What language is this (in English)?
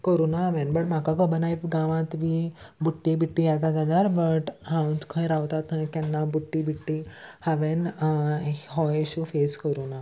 Konkani